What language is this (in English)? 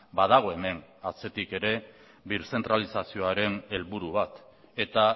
Basque